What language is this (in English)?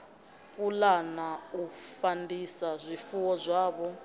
Venda